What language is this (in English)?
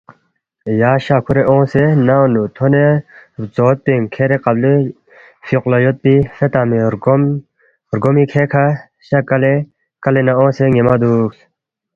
Balti